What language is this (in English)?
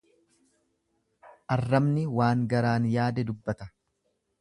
Oromo